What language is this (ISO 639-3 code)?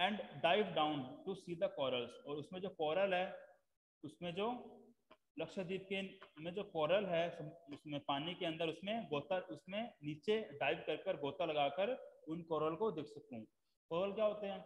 hin